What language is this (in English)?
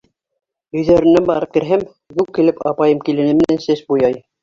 Bashkir